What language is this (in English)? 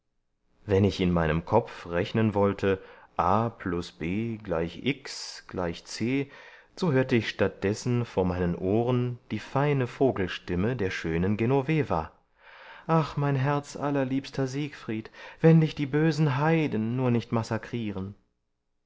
German